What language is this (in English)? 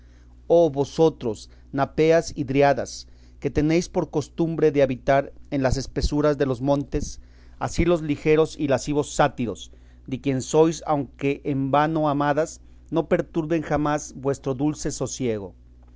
Spanish